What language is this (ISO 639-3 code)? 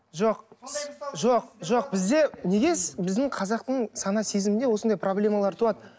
kaz